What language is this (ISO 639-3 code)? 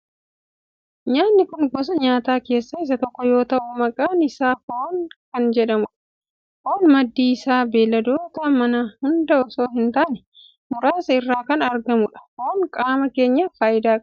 orm